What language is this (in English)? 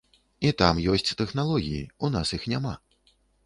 Belarusian